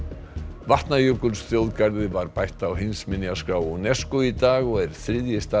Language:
Icelandic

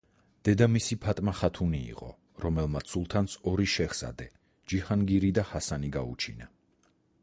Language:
Georgian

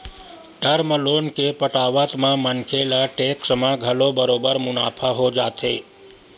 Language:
Chhattisgarhi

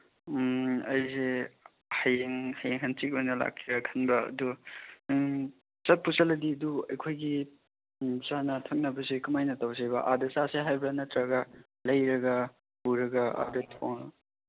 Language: Manipuri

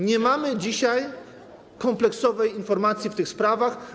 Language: Polish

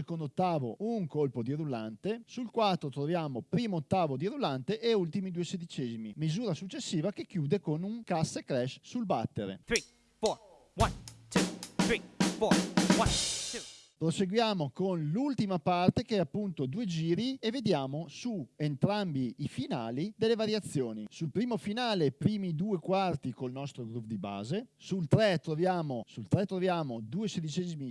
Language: Italian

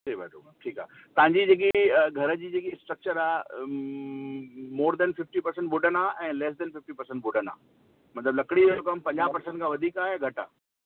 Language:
Sindhi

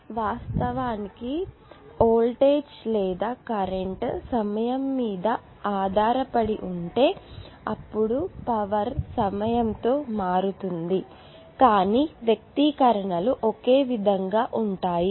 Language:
Telugu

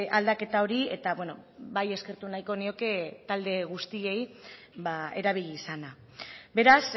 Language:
Basque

